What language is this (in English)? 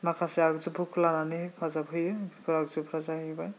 Bodo